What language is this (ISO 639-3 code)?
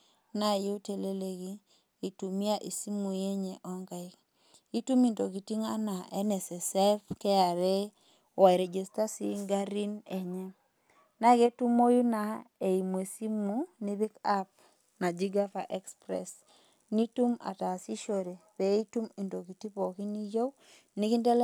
mas